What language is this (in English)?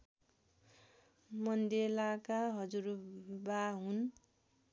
Nepali